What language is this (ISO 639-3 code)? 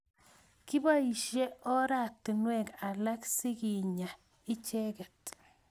kln